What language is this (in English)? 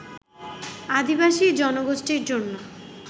Bangla